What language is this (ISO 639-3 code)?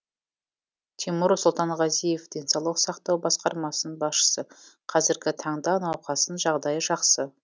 kaz